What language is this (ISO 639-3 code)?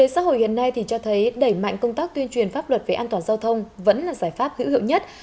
vie